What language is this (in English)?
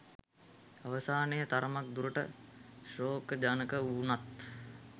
Sinhala